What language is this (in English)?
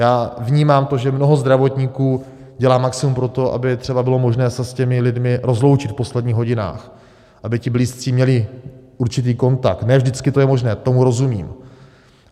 Czech